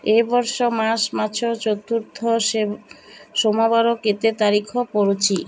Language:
Odia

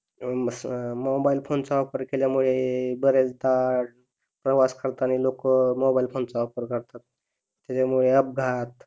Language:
Marathi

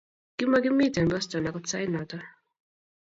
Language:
Kalenjin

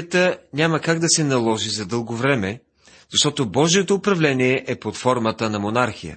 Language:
Bulgarian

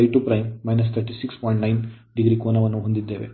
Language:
Kannada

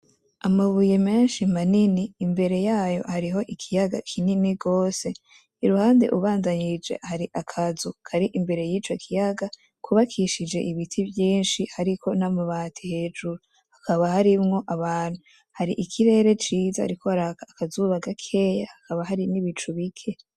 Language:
Rundi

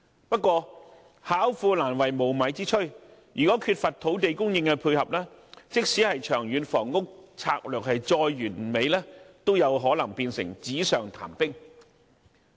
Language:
Cantonese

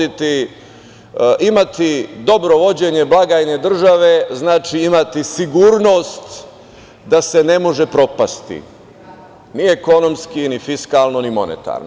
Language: Serbian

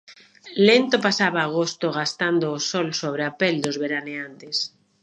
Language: Galician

